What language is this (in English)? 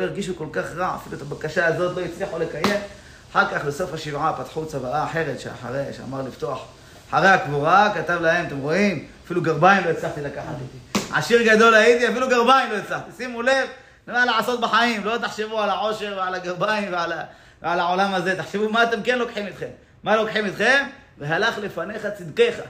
Hebrew